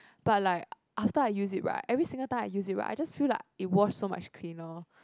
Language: English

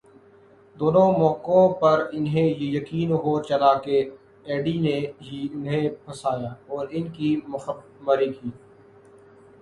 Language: Urdu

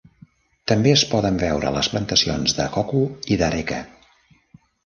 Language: Catalan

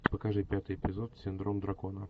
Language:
Russian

